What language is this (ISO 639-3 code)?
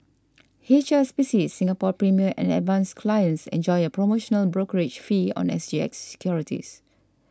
eng